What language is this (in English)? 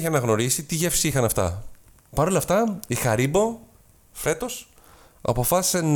Greek